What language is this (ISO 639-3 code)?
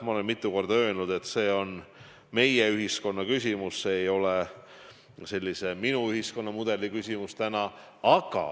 est